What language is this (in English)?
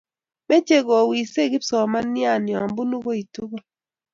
Kalenjin